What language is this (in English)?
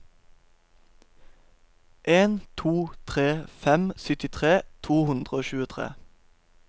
Norwegian